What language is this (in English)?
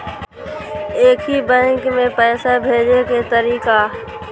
Maithili